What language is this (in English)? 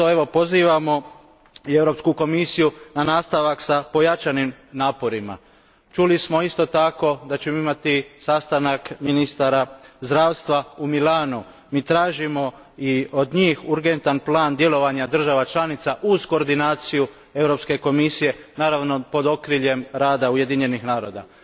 Croatian